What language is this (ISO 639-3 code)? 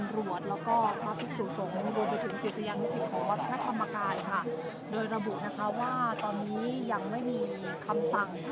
tha